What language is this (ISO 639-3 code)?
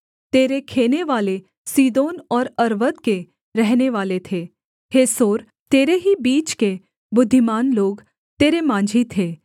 hin